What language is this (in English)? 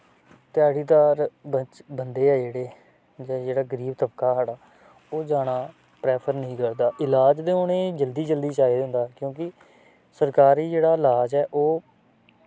Dogri